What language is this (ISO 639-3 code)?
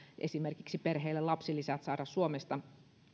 fin